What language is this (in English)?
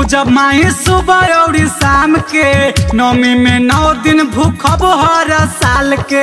Hindi